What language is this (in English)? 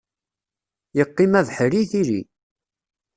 Kabyle